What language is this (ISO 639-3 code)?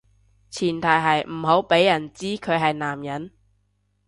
yue